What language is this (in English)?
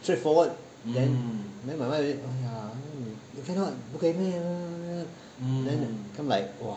English